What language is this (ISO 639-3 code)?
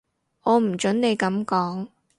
yue